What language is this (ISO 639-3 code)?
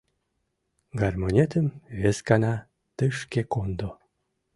chm